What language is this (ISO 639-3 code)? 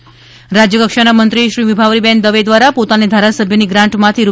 guj